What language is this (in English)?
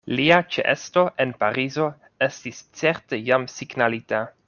Esperanto